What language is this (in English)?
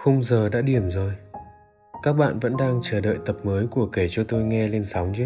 Vietnamese